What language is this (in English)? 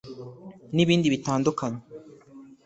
Kinyarwanda